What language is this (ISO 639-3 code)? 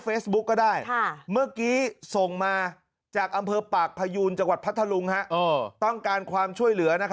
tha